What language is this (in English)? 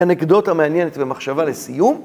Hebrew